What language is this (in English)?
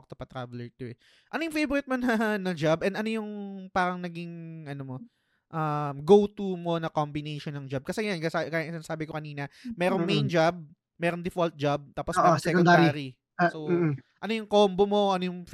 Filipino